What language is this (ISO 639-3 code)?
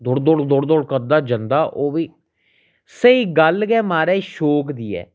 doi